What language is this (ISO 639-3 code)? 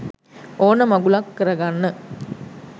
sin